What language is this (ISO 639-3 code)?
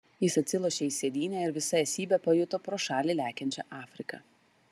lit